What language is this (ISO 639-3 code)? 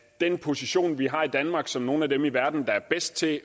dan